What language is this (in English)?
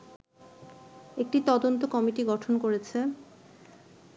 Bangla